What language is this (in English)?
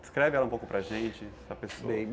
Portuguese